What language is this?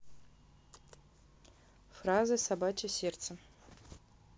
Russian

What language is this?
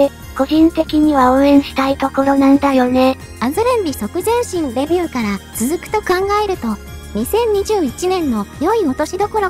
Japanese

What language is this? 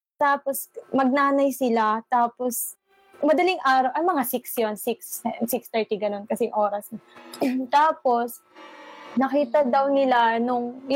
Filipino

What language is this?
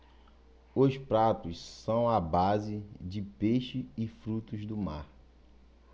Portuguese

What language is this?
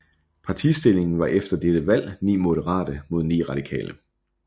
Danish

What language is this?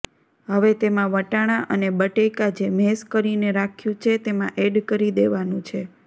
Gujarati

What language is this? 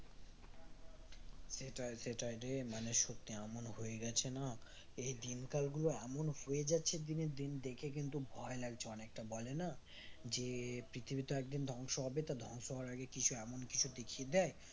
Bangla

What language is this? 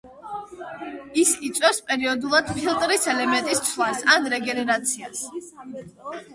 Georgian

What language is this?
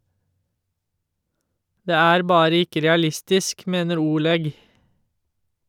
Norwegian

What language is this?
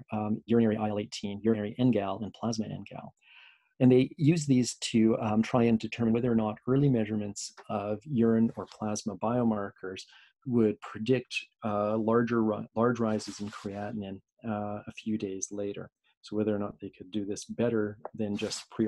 English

